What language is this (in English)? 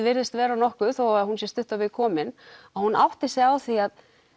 Icelandic